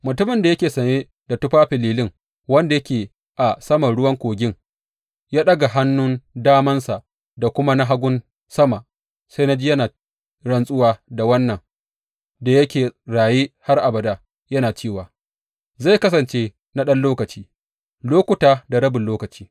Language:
Hausa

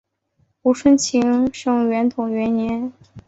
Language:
Chinese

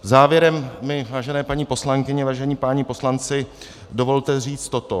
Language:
Czech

